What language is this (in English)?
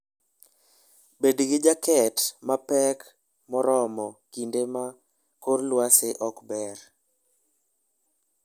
Luo (Kenya and Tanzania)